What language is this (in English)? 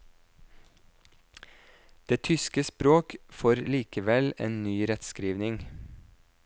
Norwegian